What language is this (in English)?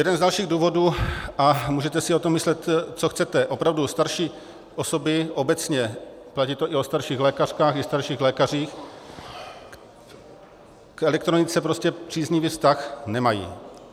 Czech